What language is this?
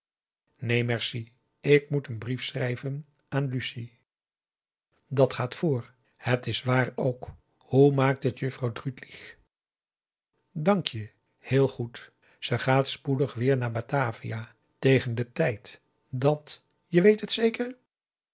Dutch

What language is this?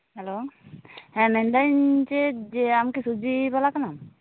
Santali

